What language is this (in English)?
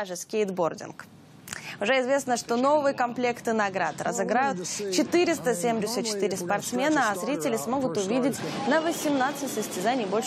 Russian